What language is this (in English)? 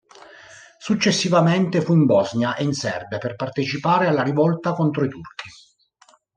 Italian